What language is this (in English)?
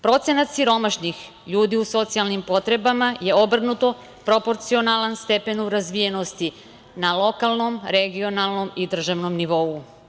Serbian